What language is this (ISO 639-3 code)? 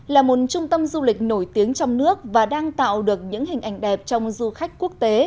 vie